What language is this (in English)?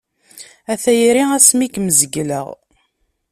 Kabyle